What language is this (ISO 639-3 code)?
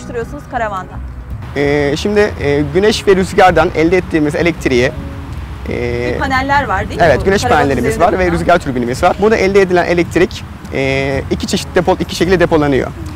tur